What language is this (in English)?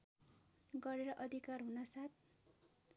Nepali